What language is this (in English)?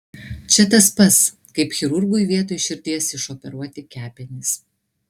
Lithuanian